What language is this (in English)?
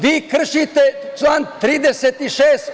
Serbian